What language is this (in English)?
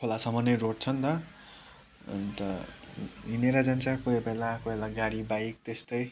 Nepali